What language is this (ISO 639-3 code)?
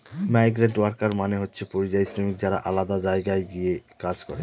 ben